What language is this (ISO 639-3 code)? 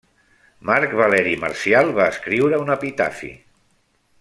cat